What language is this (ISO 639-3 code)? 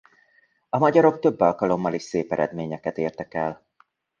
hun